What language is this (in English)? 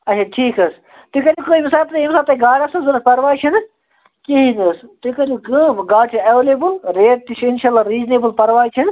Kashmiri